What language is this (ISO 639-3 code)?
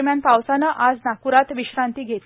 mar